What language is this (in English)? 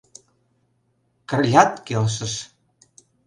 Mari